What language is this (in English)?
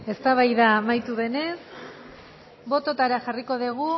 Basque